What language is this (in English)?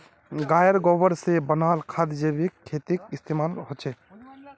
Magahi